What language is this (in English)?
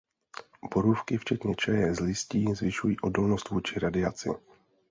Czech